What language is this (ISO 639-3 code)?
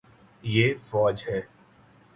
urd